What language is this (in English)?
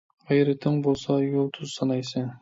Uyghur